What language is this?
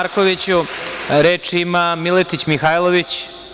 Serbian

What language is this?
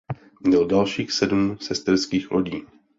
Czech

